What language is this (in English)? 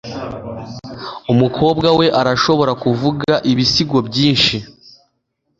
Kinyarwanda